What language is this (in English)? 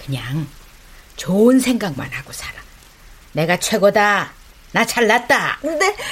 Korean